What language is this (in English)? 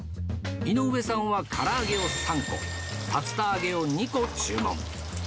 Japanese